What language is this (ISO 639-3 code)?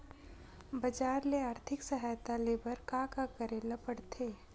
hne